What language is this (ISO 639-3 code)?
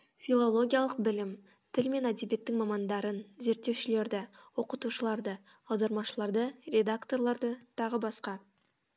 kaz